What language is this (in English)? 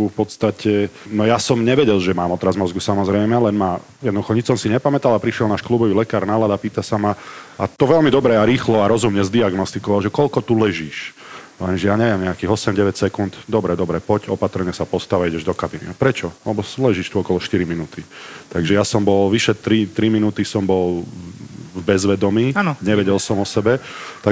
Slovak